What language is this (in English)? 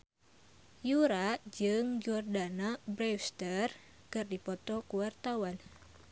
Sundanese